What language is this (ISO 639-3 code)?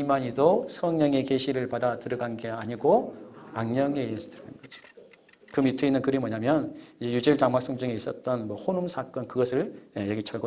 kor